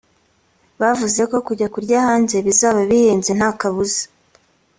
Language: Kinyarwanda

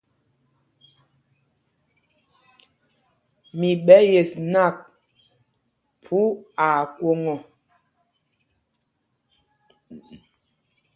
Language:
Mpumpong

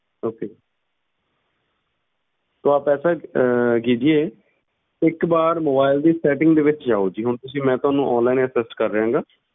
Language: Punjabi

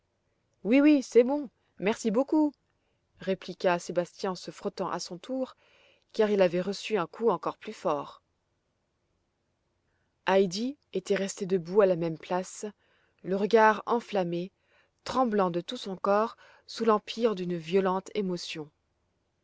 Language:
French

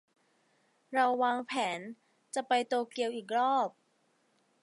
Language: Thai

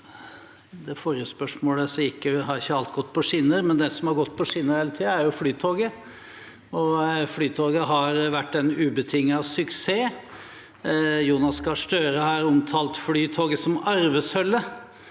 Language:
Norwegian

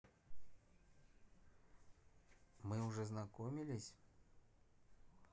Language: Russian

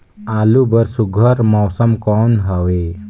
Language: Chhattisgarhi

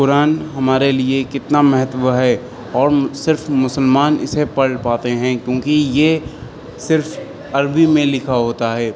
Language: Urdu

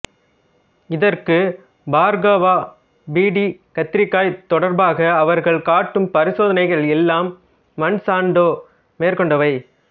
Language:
Tamil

